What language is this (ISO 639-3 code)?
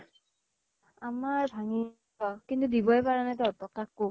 asm